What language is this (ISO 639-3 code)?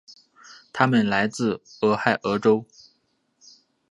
zho